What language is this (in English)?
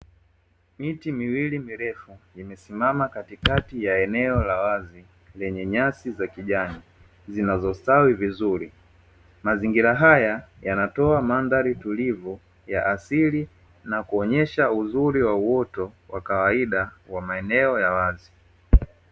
Swahili